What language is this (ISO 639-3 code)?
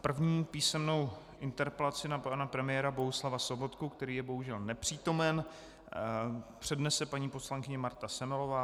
ces